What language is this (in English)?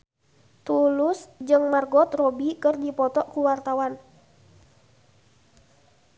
Sundanese